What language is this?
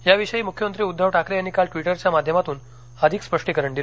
Marathi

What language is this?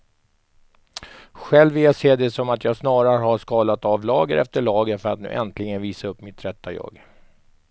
Swedish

